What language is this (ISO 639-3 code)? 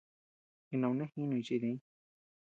cux